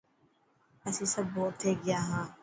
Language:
Dhatki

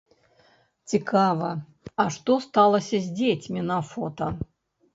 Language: Belarusian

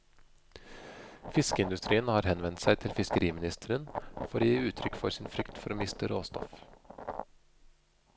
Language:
Norwegian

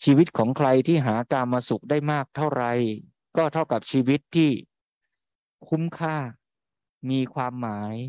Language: Thai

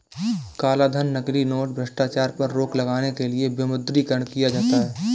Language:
Hindi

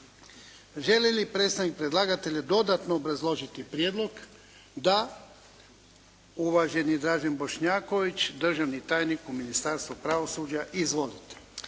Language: Croatian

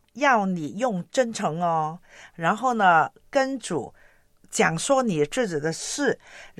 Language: Chinese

